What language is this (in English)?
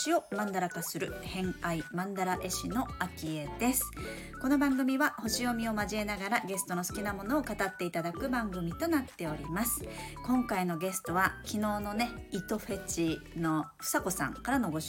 Japanese